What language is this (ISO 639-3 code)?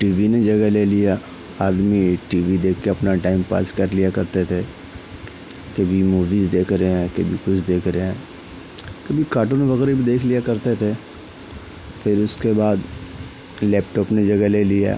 urd